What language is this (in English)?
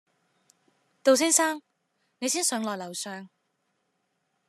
Chinese